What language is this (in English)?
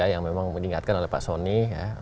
Indonesian